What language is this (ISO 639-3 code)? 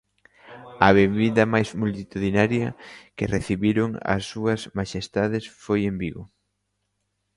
glg